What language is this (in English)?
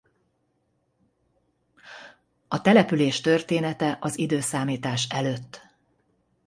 Hungarian